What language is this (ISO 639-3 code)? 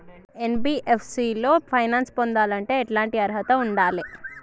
tel